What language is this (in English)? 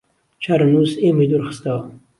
Central Kurdish